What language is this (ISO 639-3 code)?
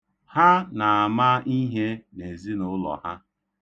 ibo